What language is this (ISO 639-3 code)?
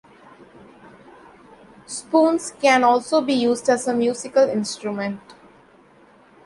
eng